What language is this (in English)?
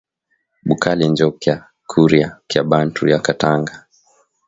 Swahili